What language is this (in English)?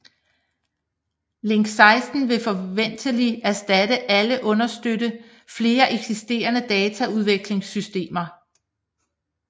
Danish